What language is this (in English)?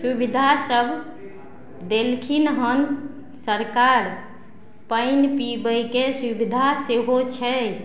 Maithili